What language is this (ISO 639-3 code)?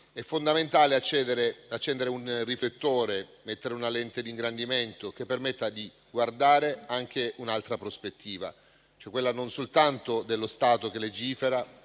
ita